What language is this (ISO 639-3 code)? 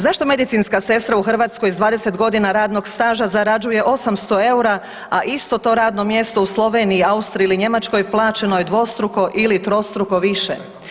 hrv